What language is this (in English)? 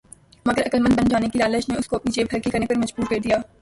Urdu